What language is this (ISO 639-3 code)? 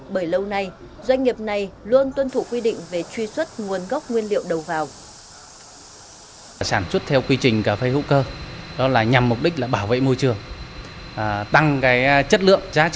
vie